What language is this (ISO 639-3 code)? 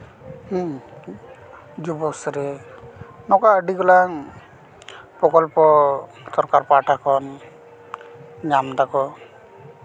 sat